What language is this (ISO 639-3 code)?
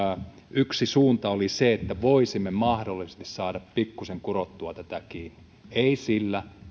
fin